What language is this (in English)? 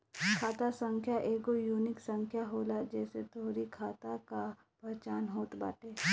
Bhojpuri